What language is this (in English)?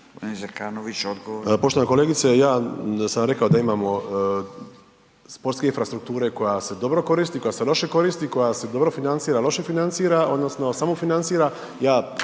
Croatian